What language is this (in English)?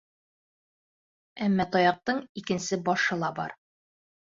Bashkir